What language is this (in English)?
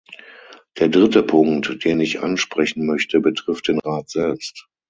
German